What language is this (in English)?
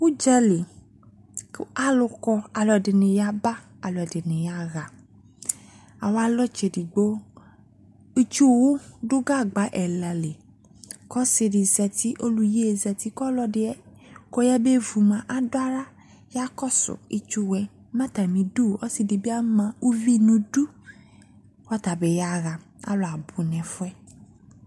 Ikposo